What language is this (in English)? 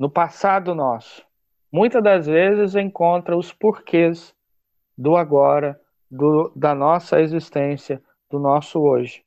Portuguese